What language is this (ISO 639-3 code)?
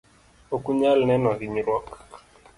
luo